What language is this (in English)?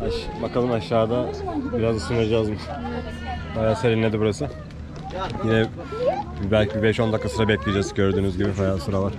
Turkish